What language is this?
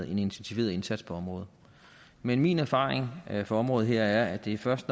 Danish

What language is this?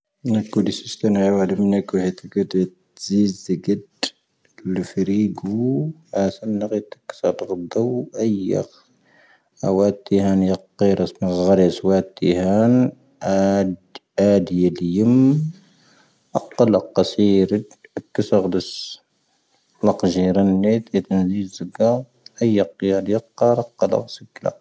Tahaggart Tamahaq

